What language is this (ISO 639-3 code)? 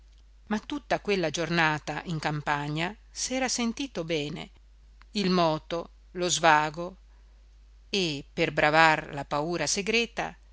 ita